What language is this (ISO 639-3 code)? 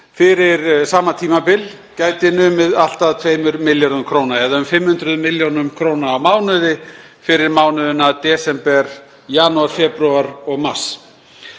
isl